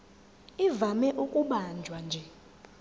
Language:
Zulu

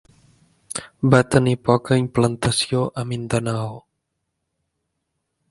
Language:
Catalan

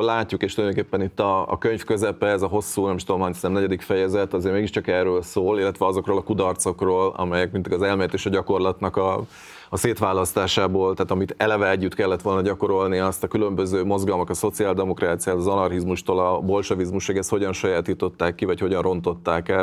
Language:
Hungarian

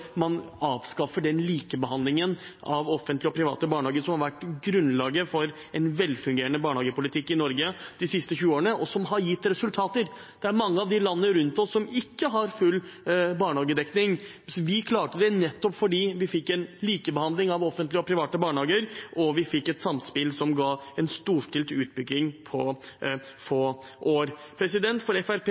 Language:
Norwegian Bokmål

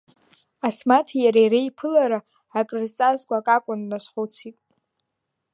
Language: Abkhazian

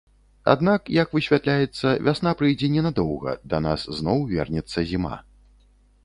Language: Belarusian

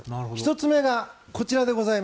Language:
Japanese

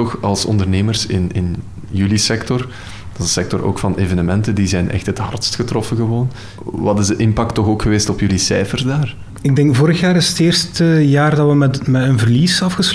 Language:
Dutch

